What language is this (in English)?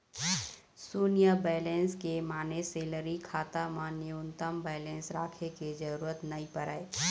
Chhattisgarhi